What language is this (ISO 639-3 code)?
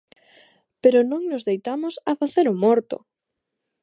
glg